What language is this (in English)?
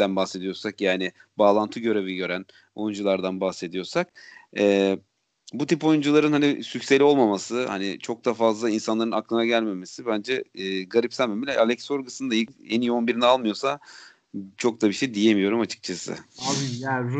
Turkish